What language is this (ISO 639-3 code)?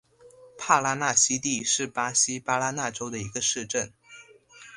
zho